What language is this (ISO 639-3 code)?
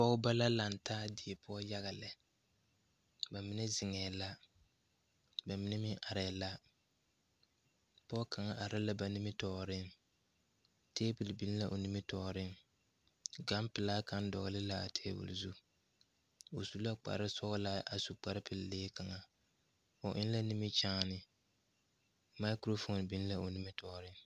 dga